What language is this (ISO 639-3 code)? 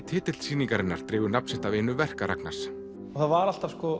isl